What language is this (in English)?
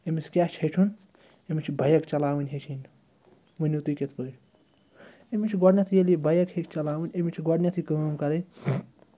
Kashmiri